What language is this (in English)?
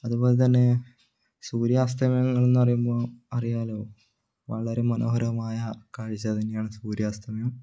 Malayalam